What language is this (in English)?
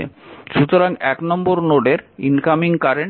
Bangla